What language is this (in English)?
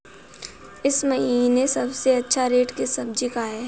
Hindi